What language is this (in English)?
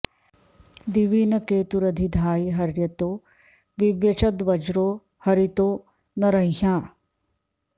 Sanskrit